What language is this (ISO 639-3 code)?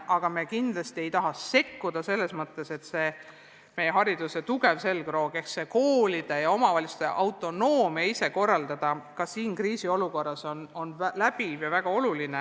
est